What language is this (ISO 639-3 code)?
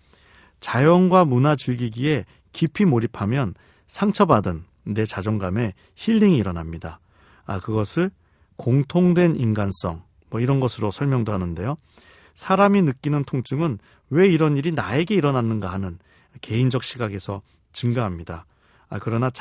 kor